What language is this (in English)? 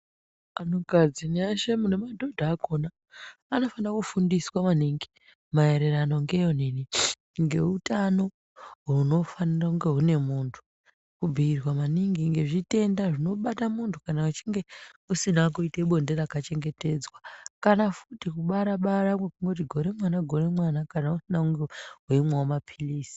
Ndau